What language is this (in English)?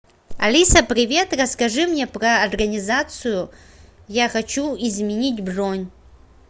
Russian